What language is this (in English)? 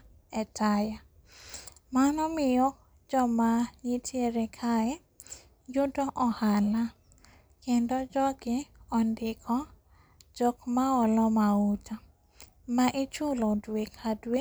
Luo (Kenya and Tanzania)